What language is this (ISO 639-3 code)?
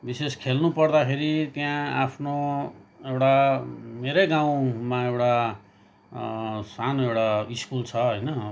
nep